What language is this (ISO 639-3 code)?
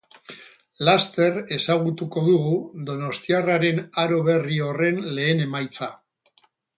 eus